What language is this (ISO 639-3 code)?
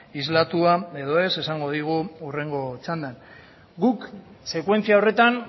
eus